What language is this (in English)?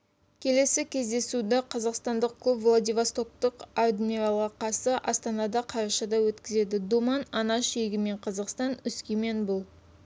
Kazakh